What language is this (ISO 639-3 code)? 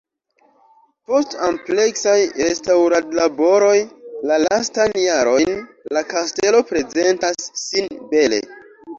epo